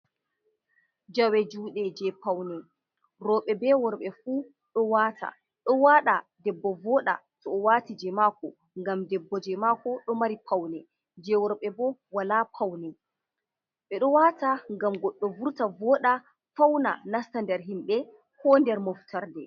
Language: Fula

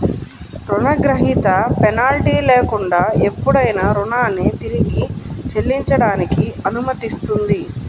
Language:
Telugu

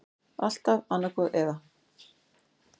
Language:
Icelandic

